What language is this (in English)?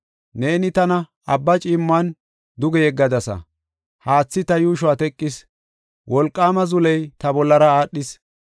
Gofa